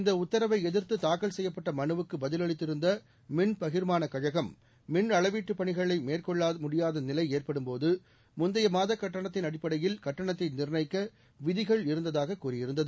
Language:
Tamil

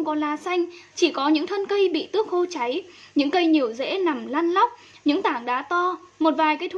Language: Vietnamese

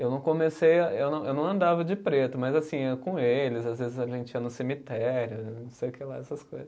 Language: Portuguese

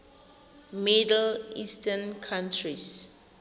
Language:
Tswana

